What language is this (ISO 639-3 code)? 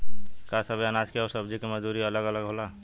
bho